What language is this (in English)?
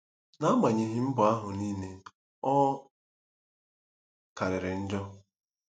Igbo